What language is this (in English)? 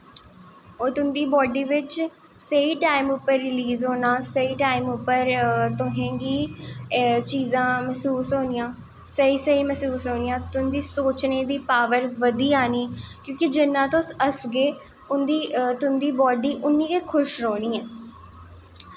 Dogri